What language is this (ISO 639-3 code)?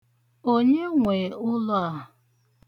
ibo